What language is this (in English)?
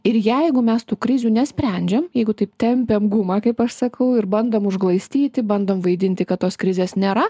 Lithuanian